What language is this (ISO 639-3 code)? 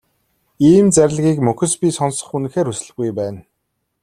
mon